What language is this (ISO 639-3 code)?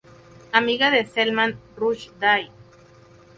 spa